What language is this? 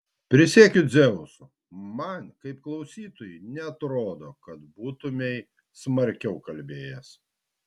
Lithuanian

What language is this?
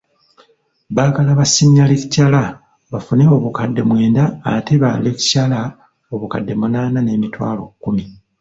Ganda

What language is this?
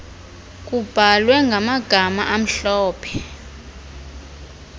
Xhosa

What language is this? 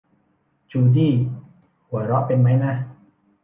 Thai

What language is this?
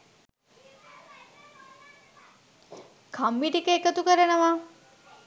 Sinhala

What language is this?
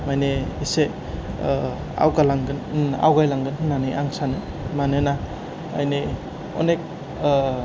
Bodo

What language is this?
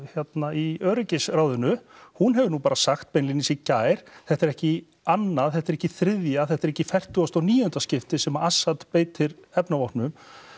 Icelandic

